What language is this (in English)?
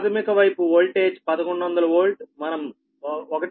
Telugu